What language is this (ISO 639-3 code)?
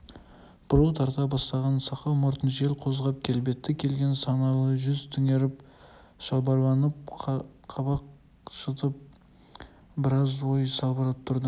kaz